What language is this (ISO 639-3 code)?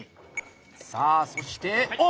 jpn